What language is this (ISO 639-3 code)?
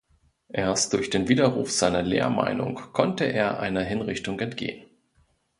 deu